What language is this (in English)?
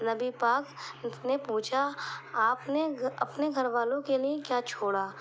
Urdu